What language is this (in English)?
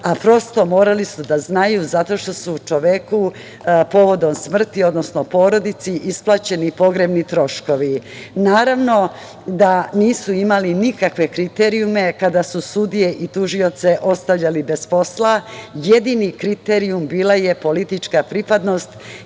Serbian